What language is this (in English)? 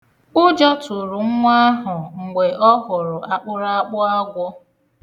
Igbo